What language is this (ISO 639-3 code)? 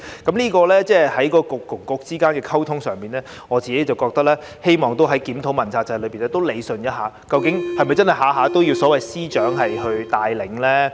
yue